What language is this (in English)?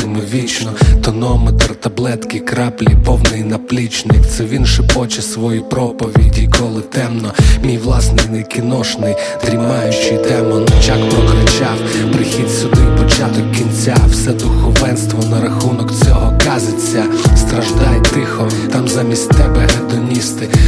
Ukrainian